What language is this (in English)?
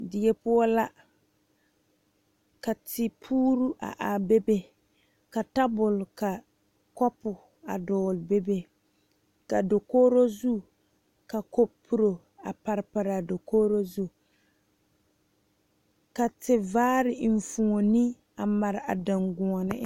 Southern Dagaare